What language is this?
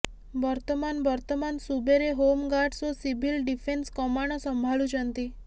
Odia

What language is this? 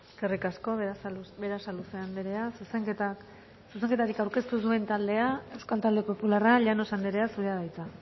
Basque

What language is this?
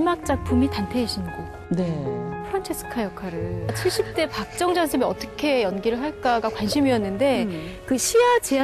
Korean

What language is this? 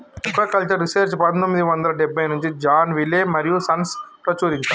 Telugu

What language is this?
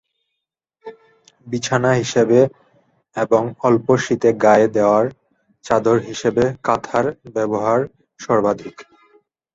Bangla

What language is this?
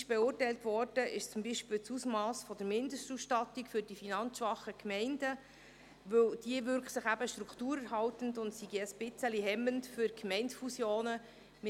Swiss German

